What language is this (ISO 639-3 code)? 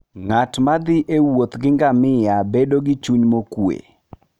luo